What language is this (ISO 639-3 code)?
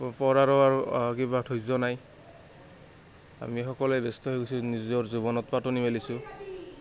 asm